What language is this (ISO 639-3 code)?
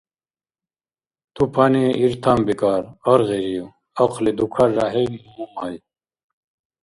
dar